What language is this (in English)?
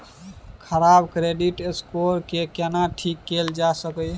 Maithili